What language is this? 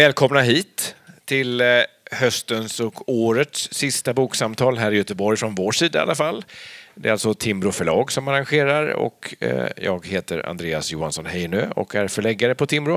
Swedish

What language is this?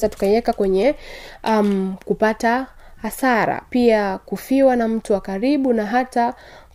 Swahili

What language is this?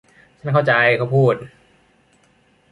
Thai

